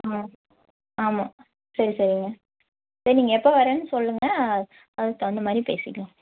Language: Tamil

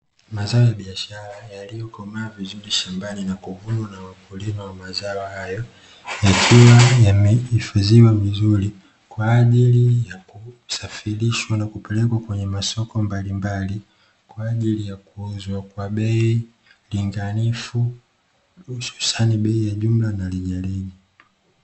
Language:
Swahili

